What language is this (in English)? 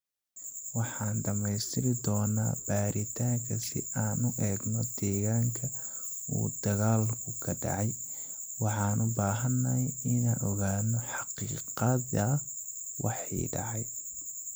Somali